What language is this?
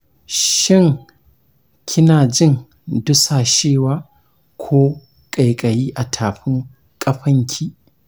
Hausa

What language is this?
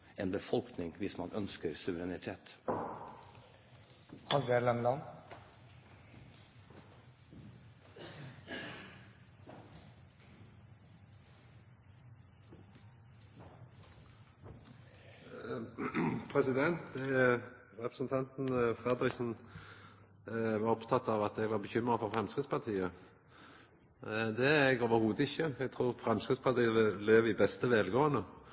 Norwegian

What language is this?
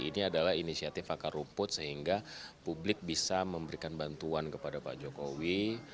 Indonesian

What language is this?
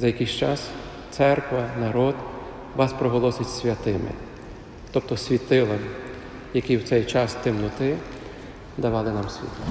Ukrainian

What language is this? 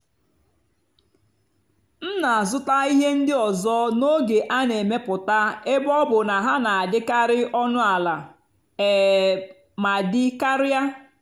Igbo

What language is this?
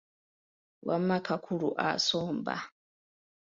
Ganda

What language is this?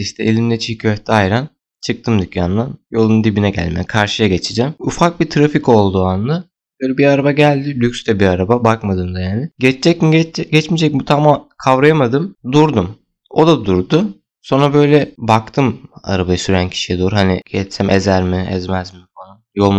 Turkish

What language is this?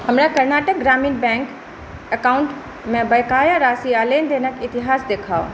Maithili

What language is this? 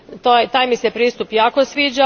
Croatian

